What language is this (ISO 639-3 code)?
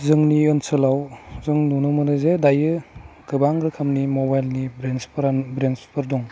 brx